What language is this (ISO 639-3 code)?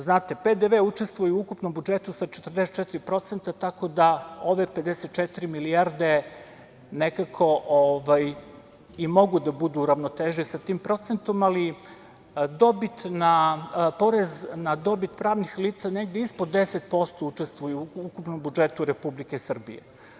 srp